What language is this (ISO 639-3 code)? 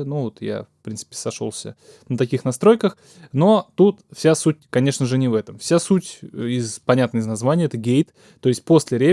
rus